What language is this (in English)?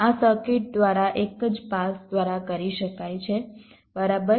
Gujarati